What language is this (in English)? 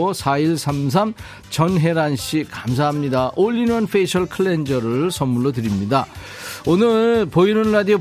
Korean